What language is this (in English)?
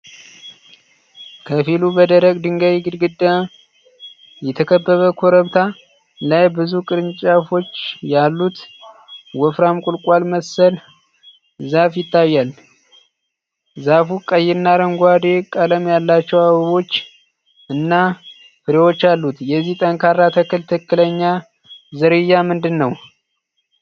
Amharic